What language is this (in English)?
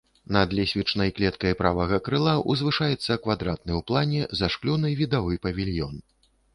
Belarusian